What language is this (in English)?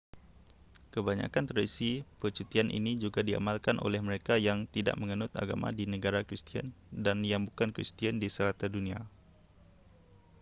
Malay